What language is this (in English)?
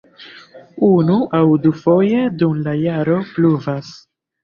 Esperanto